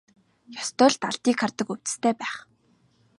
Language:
Mongolian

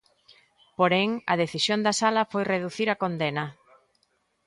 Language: Galician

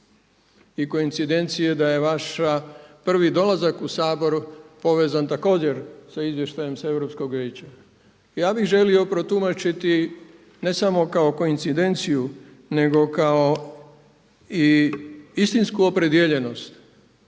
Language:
Croatian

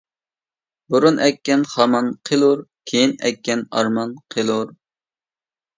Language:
Uyghur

